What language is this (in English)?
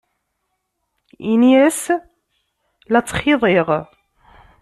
Kabyle